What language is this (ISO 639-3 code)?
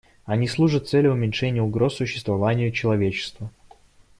rus